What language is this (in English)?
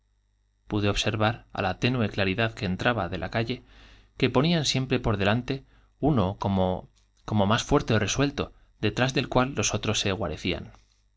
Spanish